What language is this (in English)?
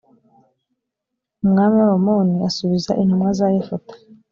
Kinyarwanda